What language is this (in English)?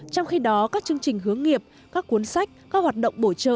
Vietnamese